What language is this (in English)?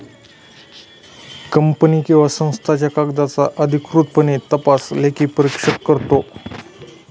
Marathi